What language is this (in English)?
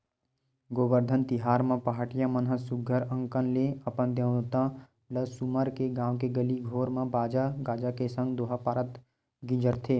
Chhattisgarhi